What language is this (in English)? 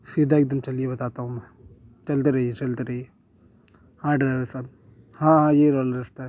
Urdu